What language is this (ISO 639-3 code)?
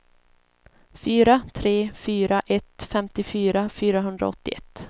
swe